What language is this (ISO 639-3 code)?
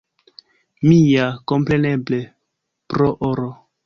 epo